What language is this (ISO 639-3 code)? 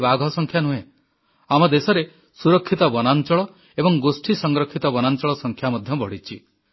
ori